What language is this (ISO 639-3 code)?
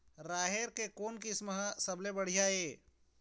hne